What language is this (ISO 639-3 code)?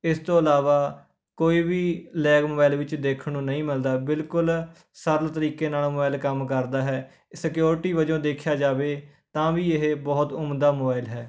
pan